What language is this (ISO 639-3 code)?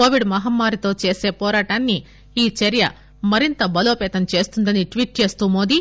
tel